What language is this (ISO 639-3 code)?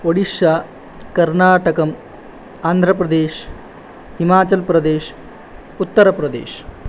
san